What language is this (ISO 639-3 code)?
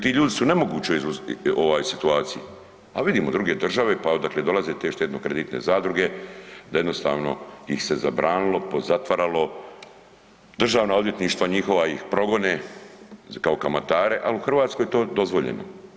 hrv